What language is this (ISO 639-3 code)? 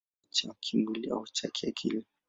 swa